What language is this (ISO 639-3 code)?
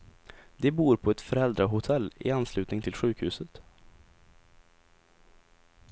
swe